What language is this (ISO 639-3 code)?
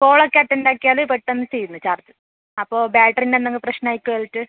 mal